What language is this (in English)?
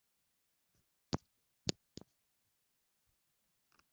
Swahili